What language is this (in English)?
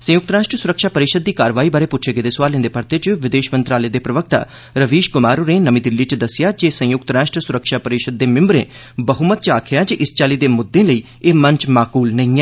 Dogri